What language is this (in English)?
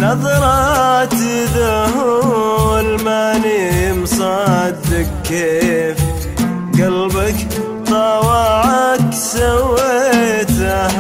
Arabic